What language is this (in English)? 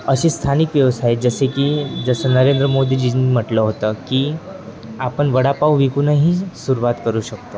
Marathi